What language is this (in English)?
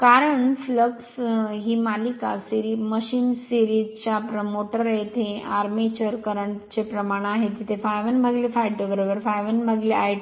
Marathi